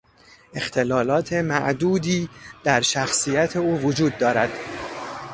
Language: Persian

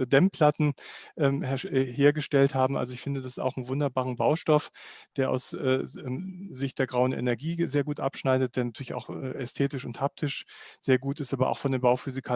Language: German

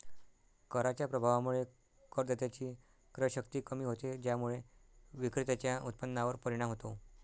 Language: Marathi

